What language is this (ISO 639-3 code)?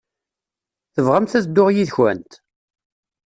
kab